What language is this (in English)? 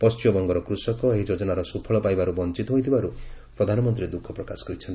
Odia